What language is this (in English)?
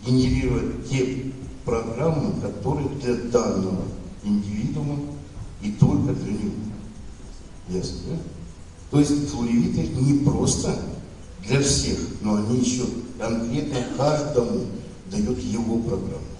Russian